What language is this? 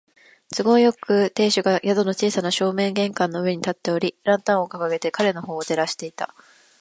Japanese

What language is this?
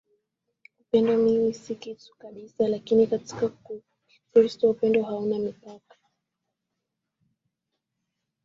Swahili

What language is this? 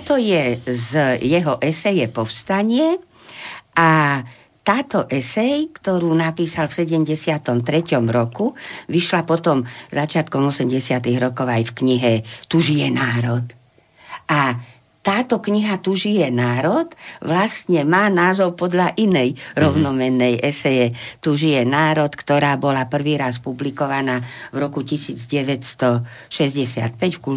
Slovak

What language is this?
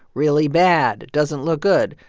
English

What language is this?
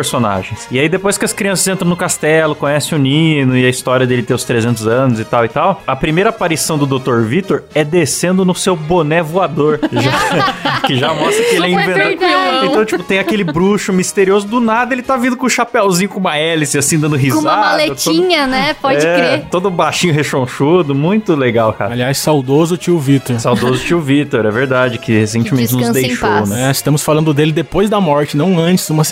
Portuguese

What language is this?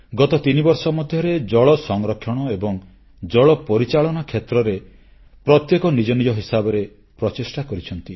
Odia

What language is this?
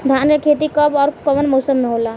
Bhojpuri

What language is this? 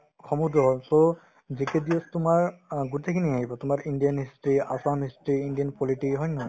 Assamese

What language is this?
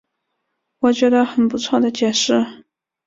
Chinese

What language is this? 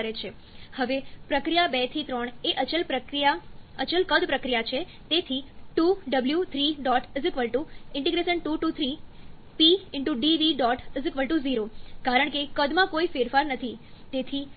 Gujarati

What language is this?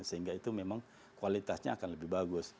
Indonesian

